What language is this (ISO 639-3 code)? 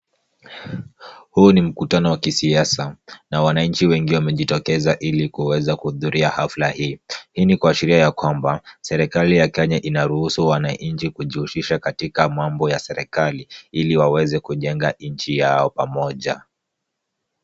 swa